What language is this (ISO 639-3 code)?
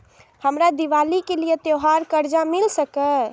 mai